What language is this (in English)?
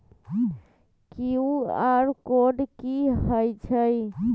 Magahi